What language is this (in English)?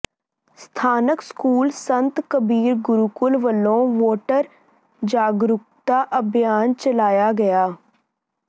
Punjabi